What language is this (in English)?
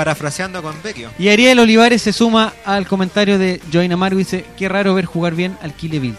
Spanish